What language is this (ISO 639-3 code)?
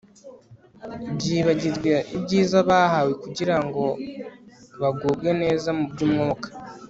kin